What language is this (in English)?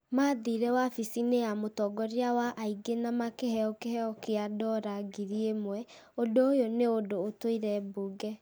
Kikuyu